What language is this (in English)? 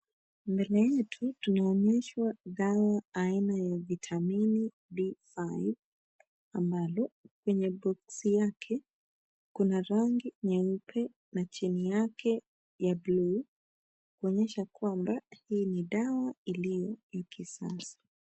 Swahili